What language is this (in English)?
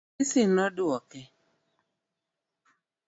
Luo (Kenya and Tanzania)